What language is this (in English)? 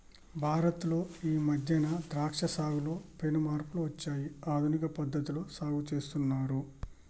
Telugu